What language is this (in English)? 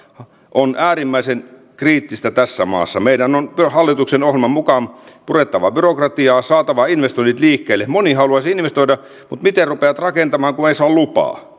Finnish